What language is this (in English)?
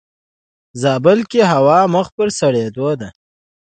Pashto